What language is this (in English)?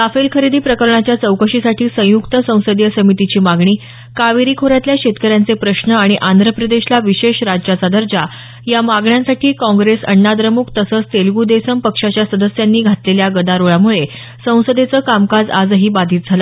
Marathi